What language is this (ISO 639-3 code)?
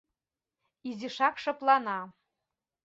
chm